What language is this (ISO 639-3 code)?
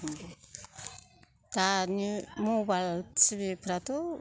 brx